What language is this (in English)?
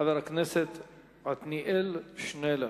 Hebrew